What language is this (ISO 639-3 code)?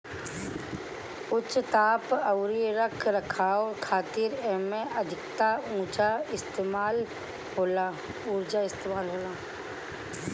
bho